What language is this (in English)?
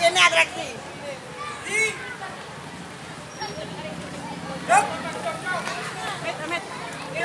Indonesian